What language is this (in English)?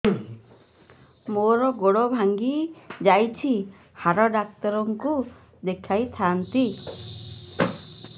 Odia